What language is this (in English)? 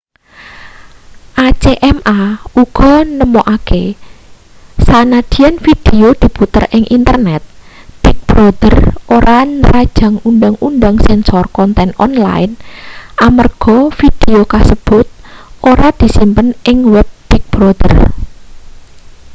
Javanese